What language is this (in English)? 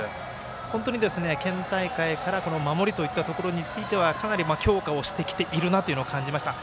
Japanese